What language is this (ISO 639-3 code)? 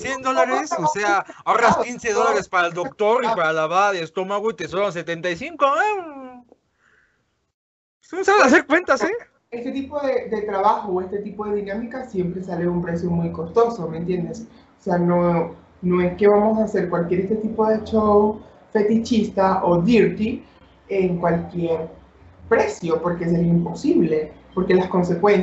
spa